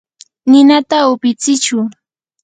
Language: Yanahuanca Pasco Quechua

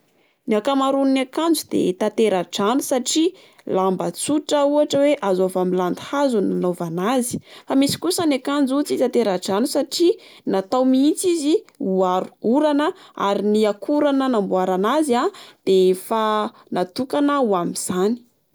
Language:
Malagasy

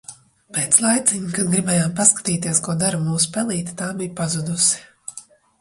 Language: Latvian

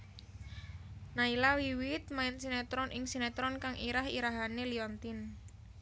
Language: Javanese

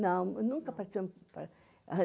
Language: Portuguese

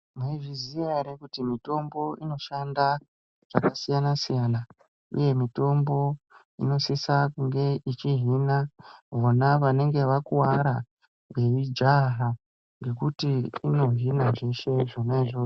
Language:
Ndau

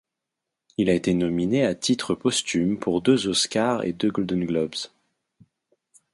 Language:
French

